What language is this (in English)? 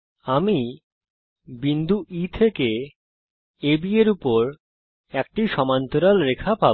Bangla